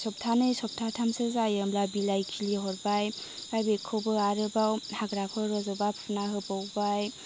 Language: Bodo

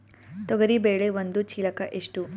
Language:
Kannada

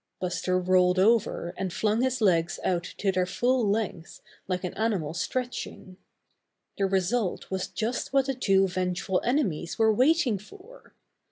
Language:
English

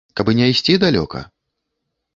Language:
Belarusian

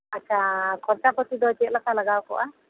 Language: Santali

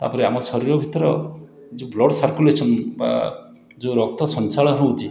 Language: Odia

